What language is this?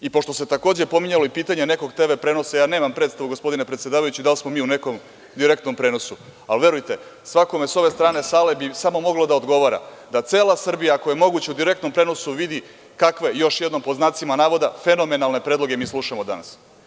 Serbian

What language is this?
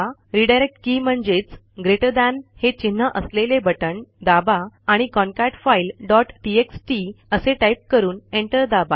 Marathi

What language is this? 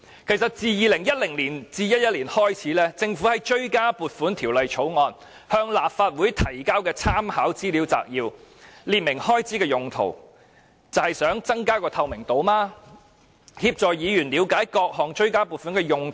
Cantonese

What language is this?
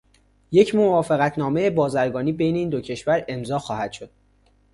Persian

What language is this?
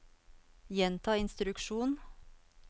Norwegian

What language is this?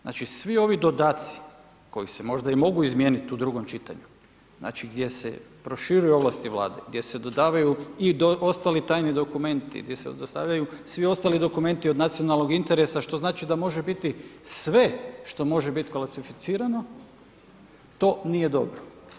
Croatian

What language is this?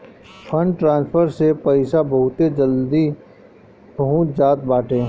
Bhojpuri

